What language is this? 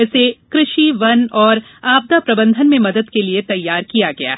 Hindi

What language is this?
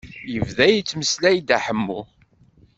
Kabyle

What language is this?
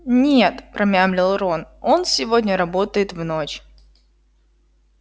Russian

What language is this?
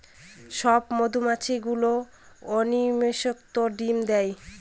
Bangla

